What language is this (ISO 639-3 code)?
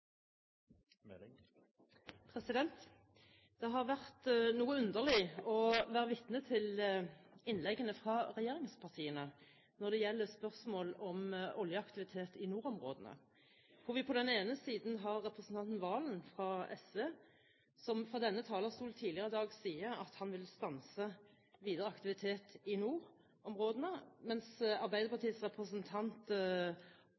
nob